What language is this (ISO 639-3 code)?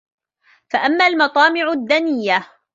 ara